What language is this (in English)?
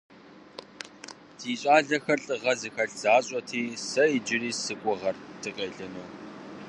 Kabardian